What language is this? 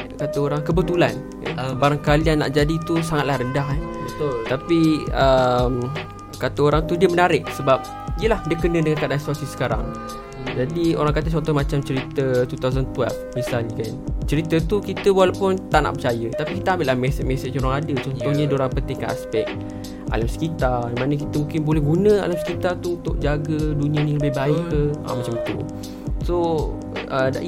Malay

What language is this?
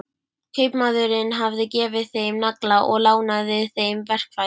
Icelandic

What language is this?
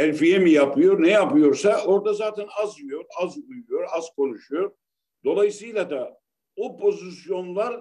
Turkish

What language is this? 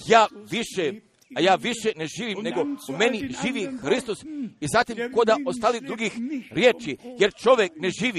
Croatian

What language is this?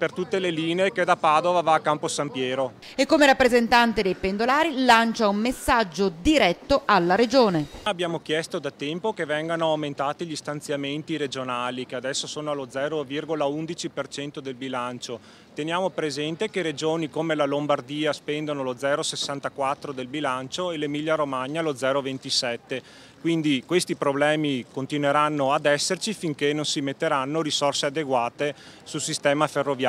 Italian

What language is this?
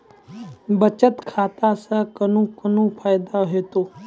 Maithili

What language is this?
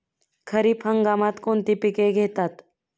Marathi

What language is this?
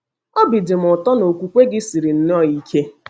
Igbo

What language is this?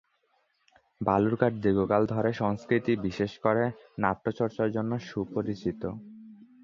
Bangla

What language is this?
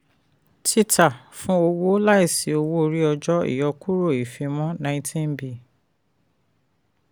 Yoruba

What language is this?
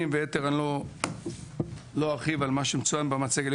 Hebrew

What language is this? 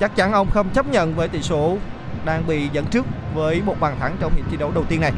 Vietnamese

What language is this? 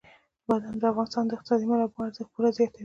Pashto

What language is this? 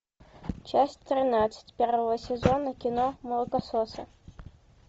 Russian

